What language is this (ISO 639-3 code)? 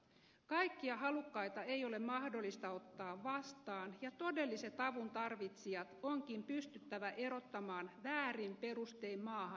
fin